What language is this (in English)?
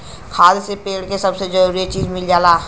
Bhojpuri